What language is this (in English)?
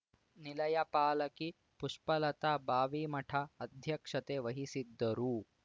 Kannada